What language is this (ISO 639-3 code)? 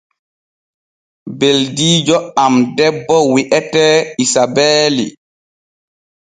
fue